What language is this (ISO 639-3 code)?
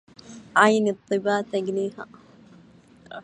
ara